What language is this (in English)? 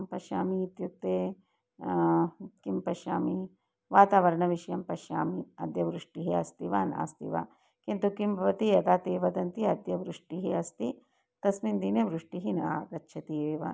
Sanskrit